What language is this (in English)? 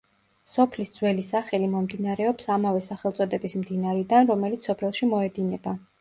Georgian